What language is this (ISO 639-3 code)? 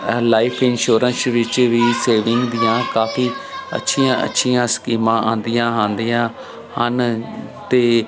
pan